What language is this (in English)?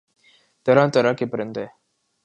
Urdu